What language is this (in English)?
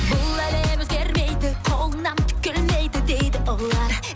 Kazakh